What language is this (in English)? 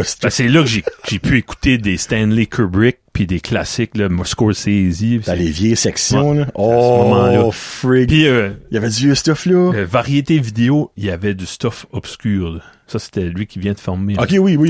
French